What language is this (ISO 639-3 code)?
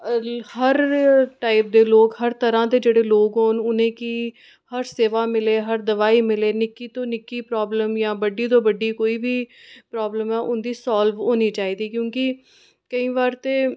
doi